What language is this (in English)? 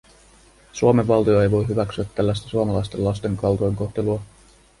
Finnish